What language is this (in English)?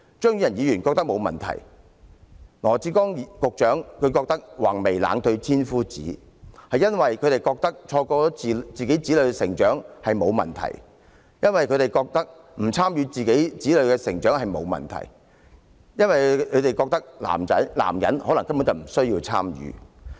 Cantonese